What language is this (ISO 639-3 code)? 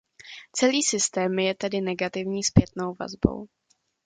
ces